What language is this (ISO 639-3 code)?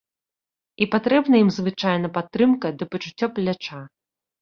bel